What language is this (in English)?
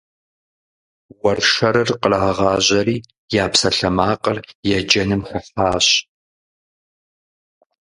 Kabardian